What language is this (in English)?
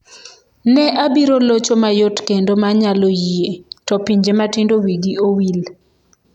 Luo (Kenya and Tanzania)